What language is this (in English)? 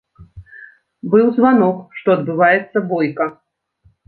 Belarusian